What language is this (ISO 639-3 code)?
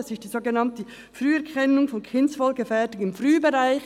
gsw